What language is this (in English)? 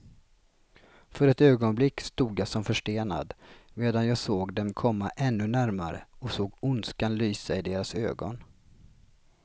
Swedish